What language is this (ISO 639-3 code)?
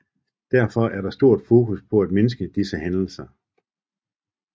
dan